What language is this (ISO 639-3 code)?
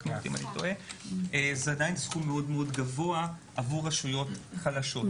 heb